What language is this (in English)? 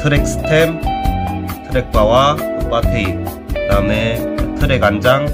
Korean